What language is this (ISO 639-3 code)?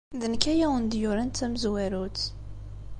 kab